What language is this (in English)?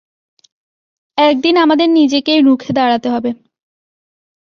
Bangla